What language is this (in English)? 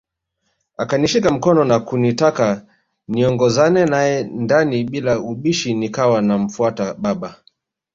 Swahili